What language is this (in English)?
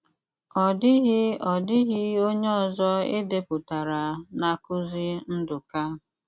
Igbo